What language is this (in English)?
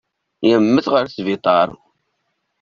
Kabyle